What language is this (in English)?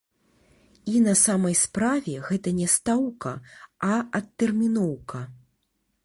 Belarusian